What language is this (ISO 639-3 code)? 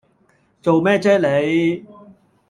yue